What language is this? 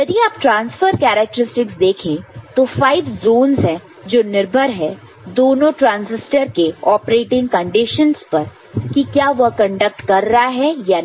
Hindi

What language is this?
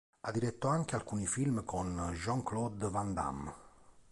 Italian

